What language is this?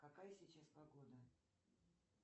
Russian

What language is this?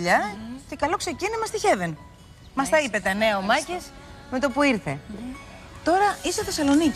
Greek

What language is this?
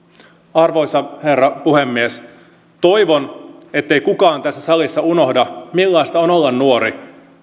Finnish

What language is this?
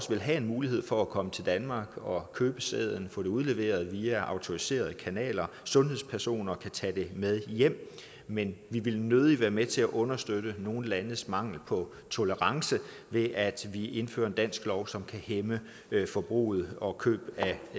Danish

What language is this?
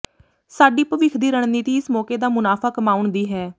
Punjabi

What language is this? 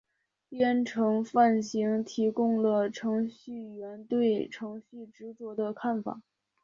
Chinese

